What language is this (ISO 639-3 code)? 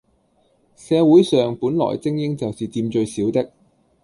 yue